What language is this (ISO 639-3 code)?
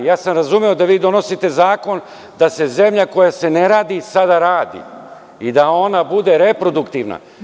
srp